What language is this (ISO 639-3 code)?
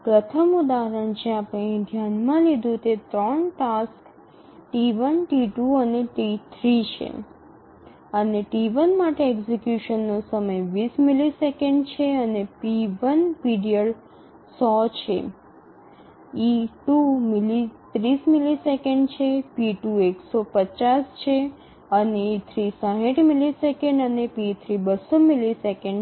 guj